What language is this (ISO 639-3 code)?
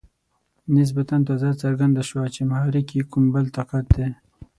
pus